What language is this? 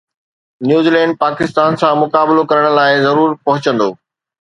Sindhi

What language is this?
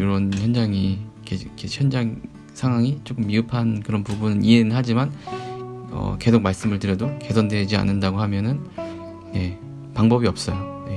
Korean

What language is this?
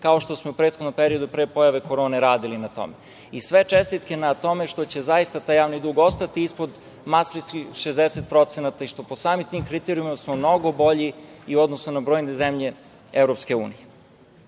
Serbian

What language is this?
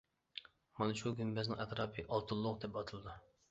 Uyghur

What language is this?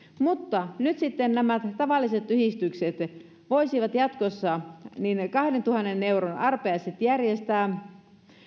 Finnish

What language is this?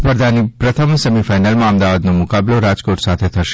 Gujarati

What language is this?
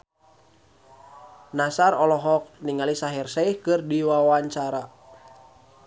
Sundanese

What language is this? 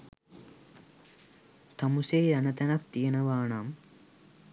Sinhala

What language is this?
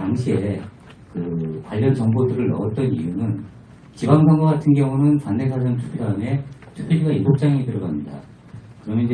Korean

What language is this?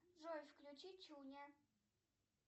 Russian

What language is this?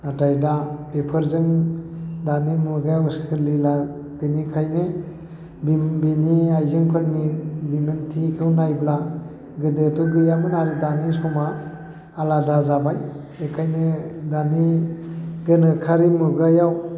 Bodo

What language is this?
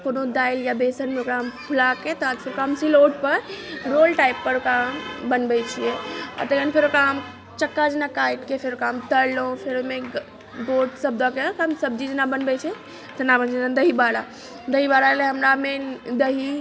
Maithili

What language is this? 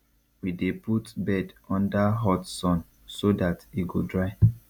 Nigerian Pidgin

